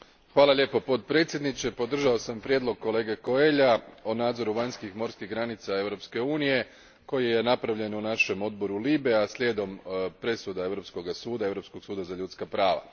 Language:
Croatian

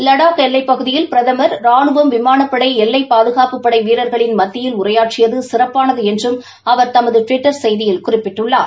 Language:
Tamil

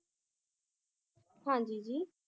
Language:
Punjabi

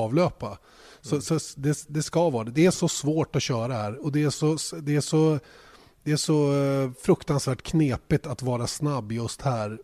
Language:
Swedish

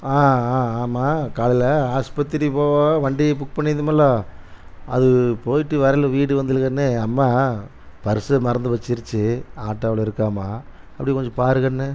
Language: Tamil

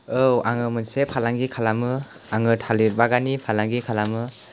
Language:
Bodo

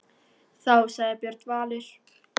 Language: Icelandic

